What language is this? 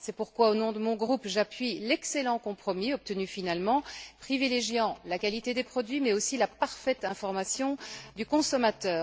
French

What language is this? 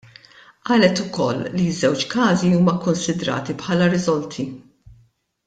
Maltese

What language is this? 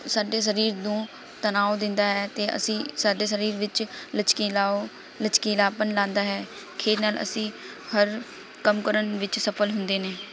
Punjabi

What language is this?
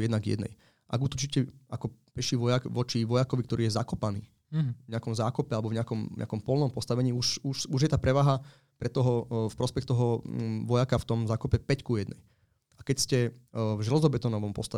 Slovak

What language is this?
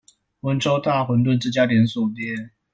Chinese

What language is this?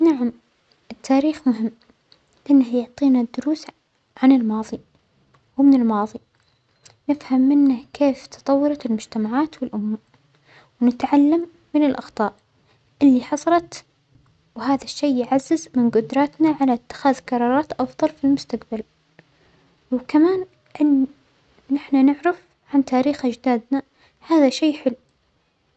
Omani Arabic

